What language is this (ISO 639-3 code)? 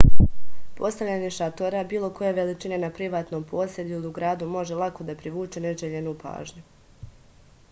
srp